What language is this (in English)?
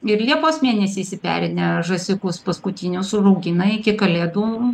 Lithuanian